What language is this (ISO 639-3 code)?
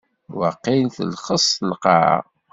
kab